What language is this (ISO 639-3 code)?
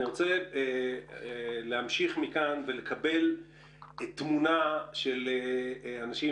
heb